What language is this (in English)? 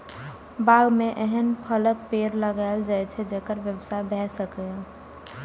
Maithili